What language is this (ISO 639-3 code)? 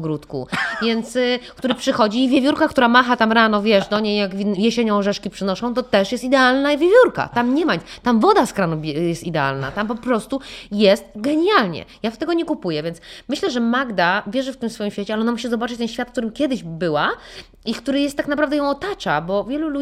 pol